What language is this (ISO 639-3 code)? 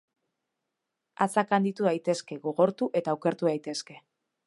eus